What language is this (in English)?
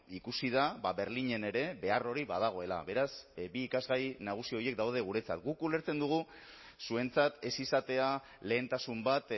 Basque